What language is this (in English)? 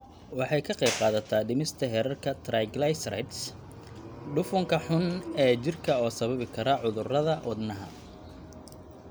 Somali